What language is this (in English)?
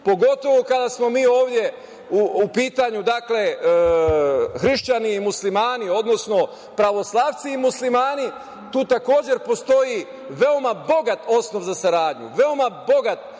Serbian